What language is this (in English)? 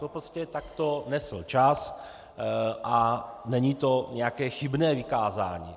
Czech